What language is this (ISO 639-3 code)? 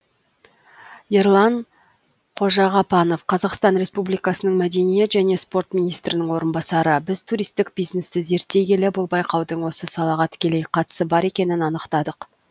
kaz